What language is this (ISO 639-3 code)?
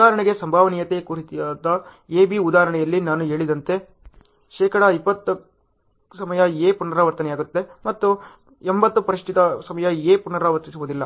kan